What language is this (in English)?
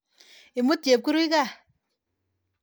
Kalenjin